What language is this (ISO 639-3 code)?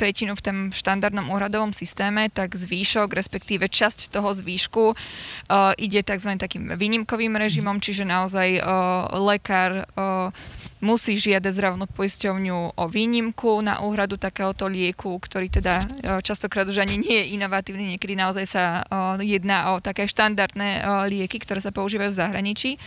slk